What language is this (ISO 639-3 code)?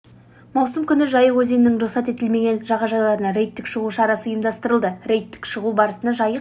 kaz